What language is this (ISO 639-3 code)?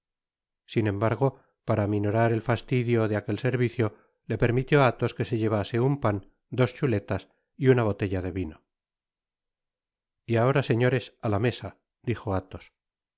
spa